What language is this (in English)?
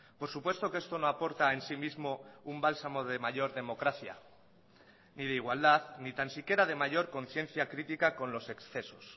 Spanish